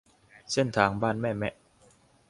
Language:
Thai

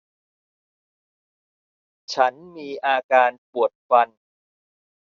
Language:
Thai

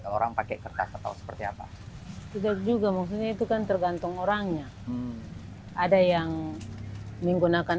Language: Indonesian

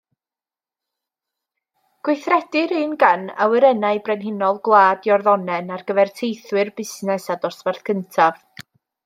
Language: Welsh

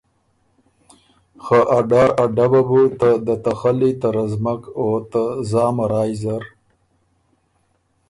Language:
Ormuri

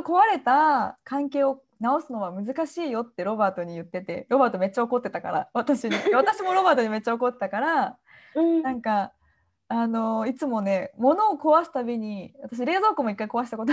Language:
Japanese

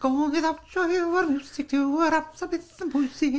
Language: Welsh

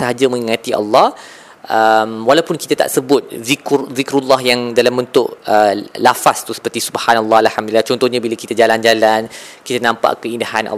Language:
Malay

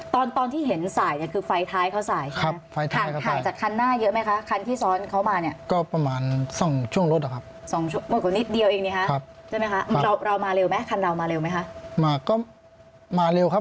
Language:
Thai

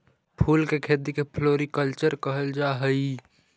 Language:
Magahi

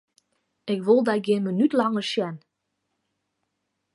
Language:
Western Frisian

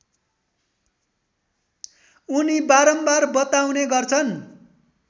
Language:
Nepali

